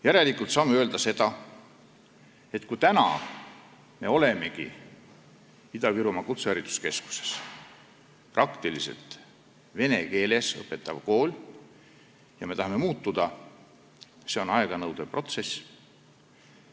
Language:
Estonian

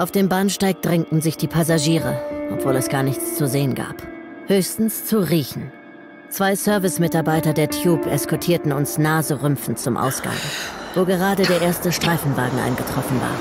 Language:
German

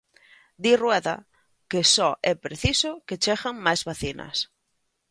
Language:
Galician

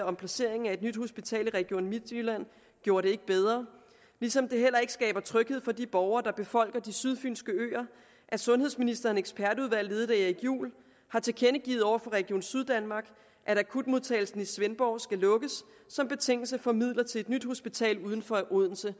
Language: Danish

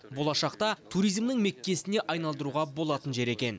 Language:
Kazakh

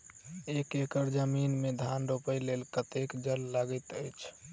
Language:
Maithili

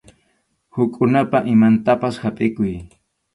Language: Arequipa-La Unión Quechua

